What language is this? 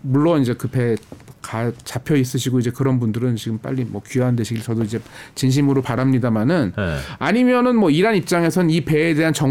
Korean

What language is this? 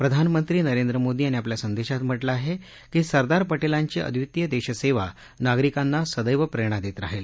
Marathi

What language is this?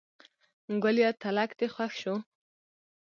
Pashto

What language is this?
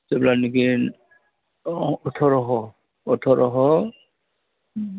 Bodo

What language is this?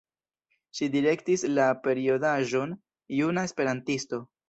Esperanto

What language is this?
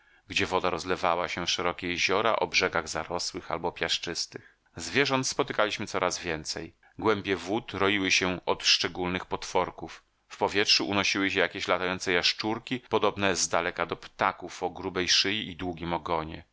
Polish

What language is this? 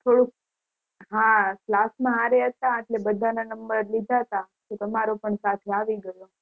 Gujarati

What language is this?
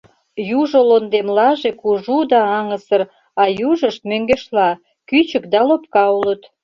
Mari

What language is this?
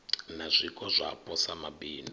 Venda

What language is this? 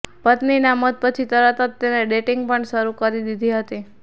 Gujarati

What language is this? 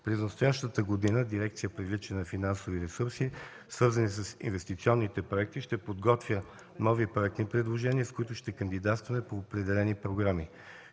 Bulgarian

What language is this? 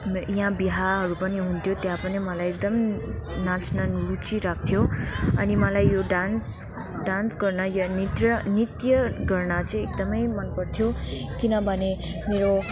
Nepali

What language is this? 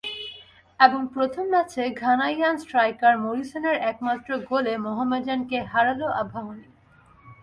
Bangla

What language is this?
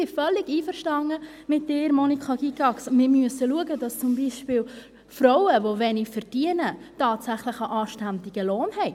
Swiss German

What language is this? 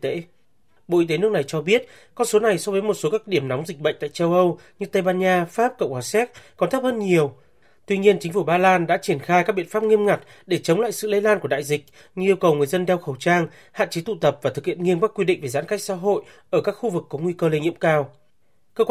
Vietnamese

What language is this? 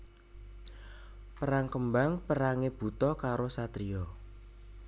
Javanese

